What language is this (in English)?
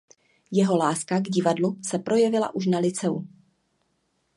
Czech